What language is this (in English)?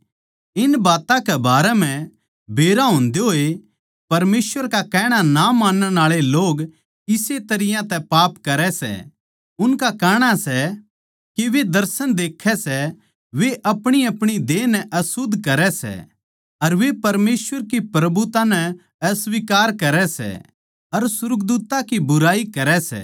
Haryanvi